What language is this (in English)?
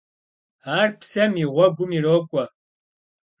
Kabardian